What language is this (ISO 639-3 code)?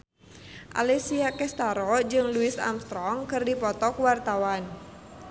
sun